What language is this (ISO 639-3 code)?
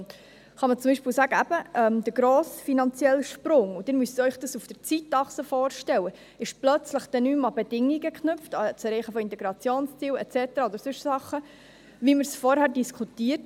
gsw